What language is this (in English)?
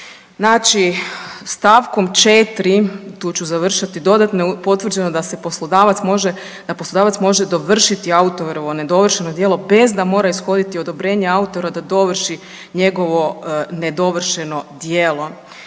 Croatian